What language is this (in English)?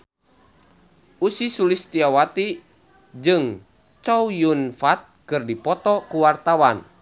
Sundanese